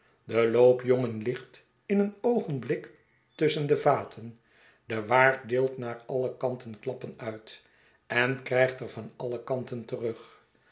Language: Dutch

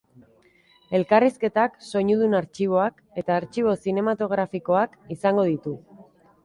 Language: Basque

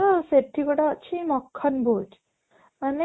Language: Odia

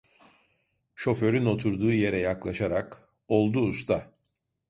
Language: Turkish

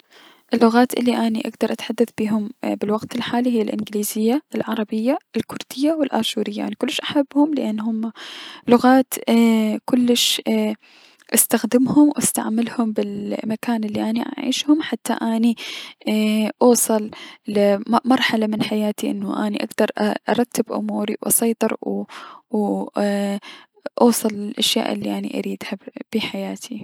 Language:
Mesopotamian Arabic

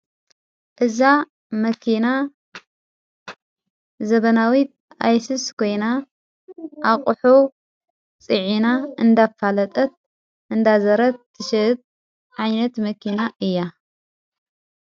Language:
Tigrinya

